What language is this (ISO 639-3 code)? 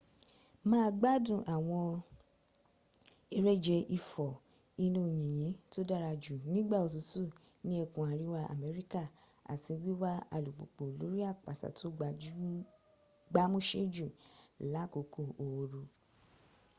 yor